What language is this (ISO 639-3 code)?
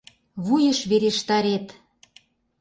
chm